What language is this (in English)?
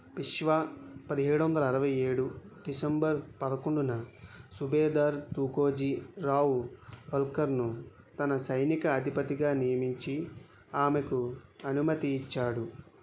Telugu